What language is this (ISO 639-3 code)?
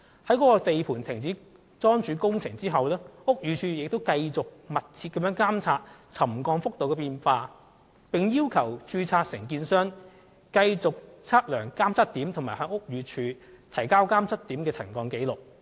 yue